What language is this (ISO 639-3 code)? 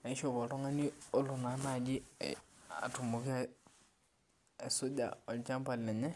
mas